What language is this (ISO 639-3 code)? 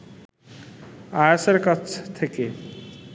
ben